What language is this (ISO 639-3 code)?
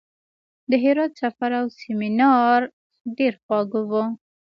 pus